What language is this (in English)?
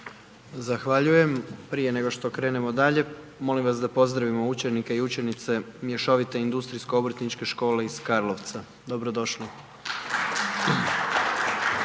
Croatian